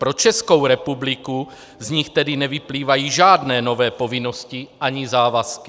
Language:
Czech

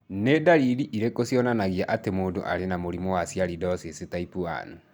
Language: Kikuyu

